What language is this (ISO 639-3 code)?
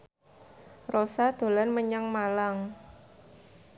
jav